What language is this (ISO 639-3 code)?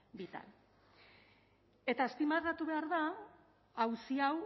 eus